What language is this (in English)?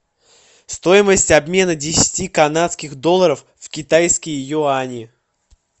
Russian